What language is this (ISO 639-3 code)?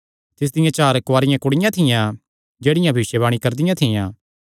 xnr